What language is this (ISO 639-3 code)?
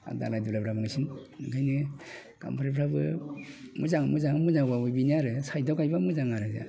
brx